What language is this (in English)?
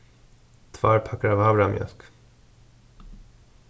Faroese